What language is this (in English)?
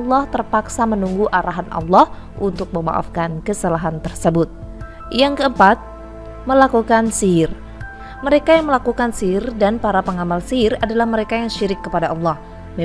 Indonesian